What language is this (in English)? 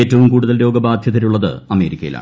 Malayalam